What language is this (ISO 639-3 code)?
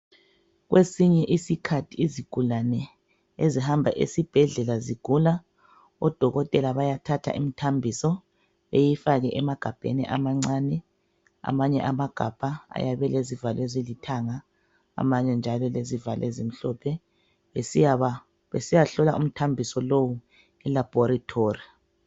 nde